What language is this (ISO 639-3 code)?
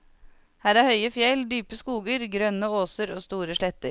nor